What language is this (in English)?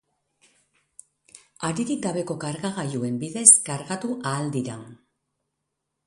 Basque